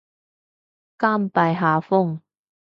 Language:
Cantonese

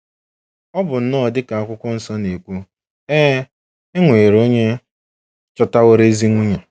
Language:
Igbo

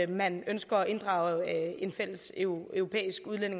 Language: Danish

